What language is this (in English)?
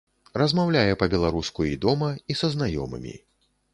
Belarusian